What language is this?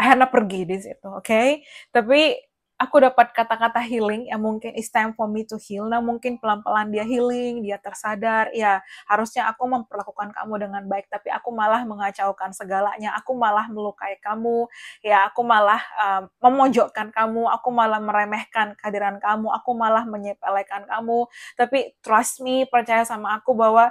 Indonesian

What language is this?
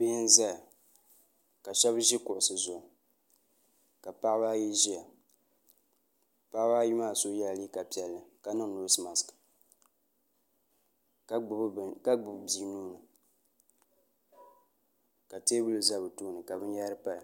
Dagbani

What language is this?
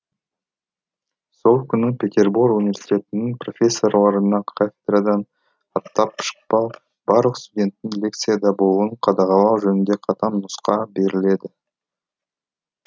Kazakh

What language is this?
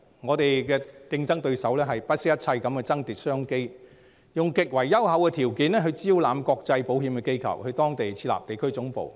Cantonese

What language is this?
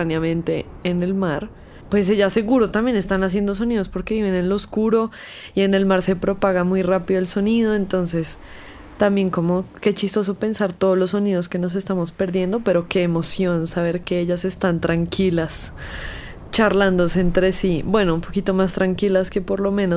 Spanish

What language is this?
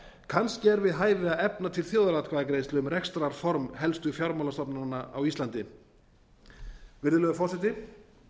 Icelandic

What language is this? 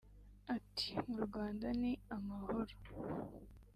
Kinyarwanda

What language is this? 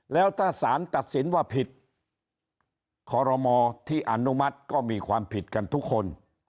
Thai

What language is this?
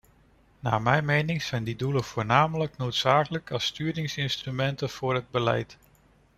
Dutch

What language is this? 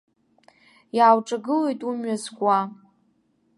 Abkhazian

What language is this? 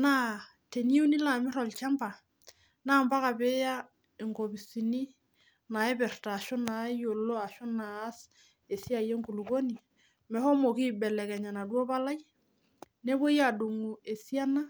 Masai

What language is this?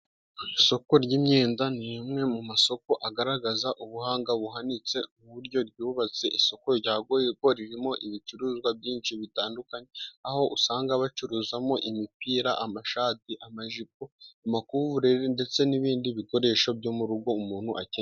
Kinyarwanda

